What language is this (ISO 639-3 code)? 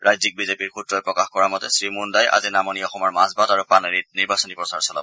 asm